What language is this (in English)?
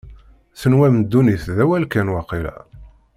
Kabyle